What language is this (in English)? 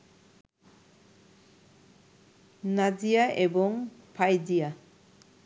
Bangla